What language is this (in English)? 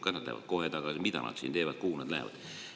Estonian